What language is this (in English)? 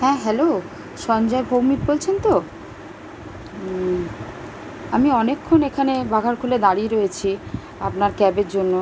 Bangla